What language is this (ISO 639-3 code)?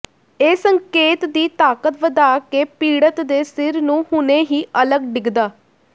pan